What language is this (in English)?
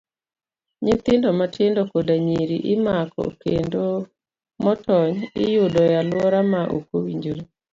Luo (Kenya and Tanzania)